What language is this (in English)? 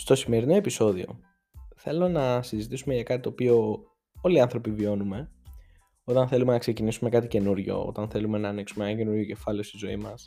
Greek